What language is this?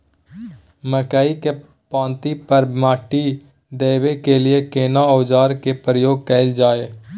Maithili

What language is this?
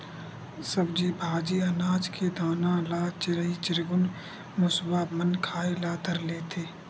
Chhattisgarhi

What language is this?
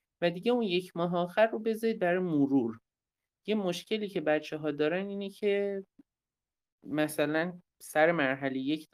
Persian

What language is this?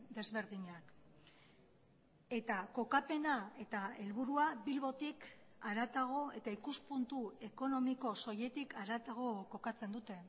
Basque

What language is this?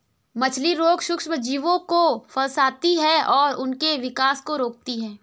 Hindi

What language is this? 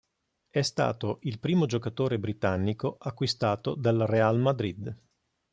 Italian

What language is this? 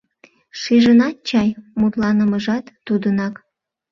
Mari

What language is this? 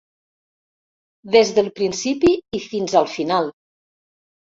Catalan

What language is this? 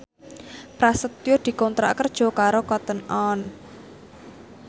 Javanese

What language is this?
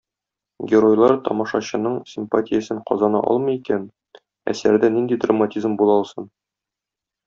Tatar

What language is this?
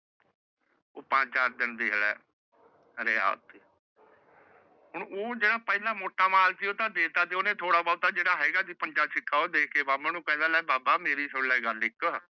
Punjabi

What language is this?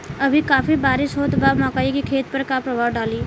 Bhojpuri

